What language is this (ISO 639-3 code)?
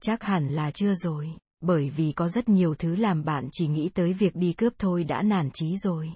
vie